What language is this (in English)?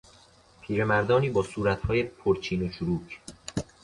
Persian